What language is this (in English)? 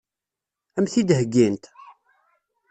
Kabyle